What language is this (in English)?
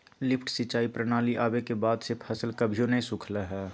Magahi